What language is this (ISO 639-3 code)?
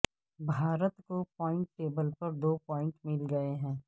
urd